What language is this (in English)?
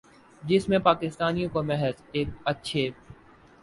Urdu